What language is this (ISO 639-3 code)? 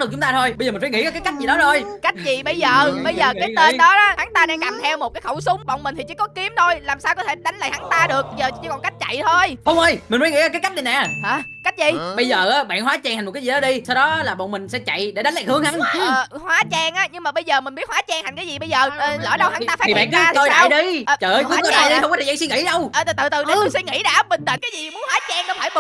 vie